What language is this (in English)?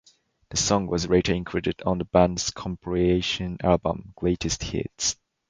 English